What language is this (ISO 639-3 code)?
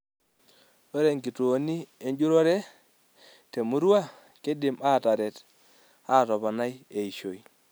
mas